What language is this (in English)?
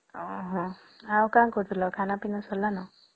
Odia